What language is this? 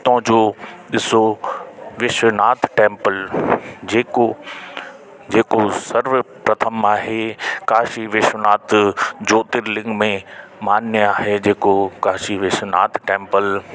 Sindhi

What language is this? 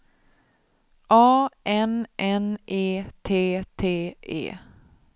Swedish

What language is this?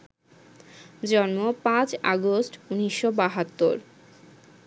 Bangla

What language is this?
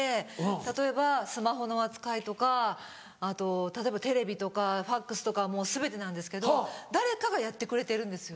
Japanese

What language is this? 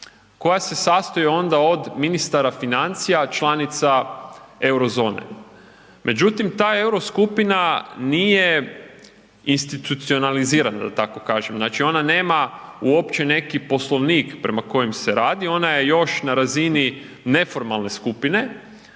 Croatian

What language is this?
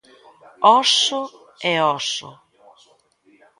Galician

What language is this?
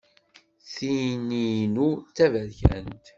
Kabyle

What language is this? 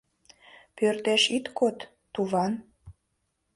Mari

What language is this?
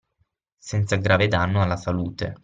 Italian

